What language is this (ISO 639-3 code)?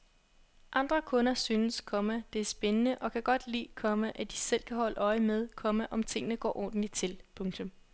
dan